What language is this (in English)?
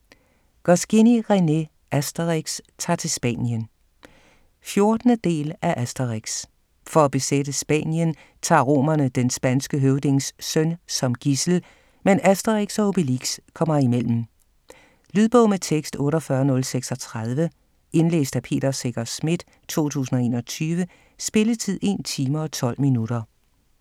Danish